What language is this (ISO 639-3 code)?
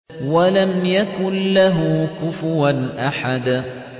ara